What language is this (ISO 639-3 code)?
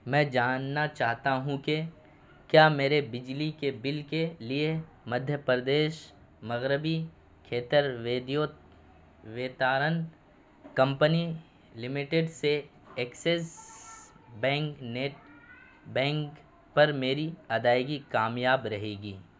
urd